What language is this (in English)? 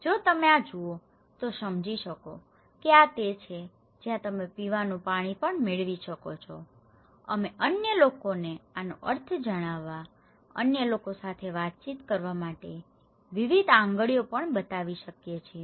Gujarati